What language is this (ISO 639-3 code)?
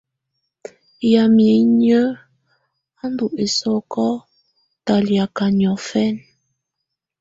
tvu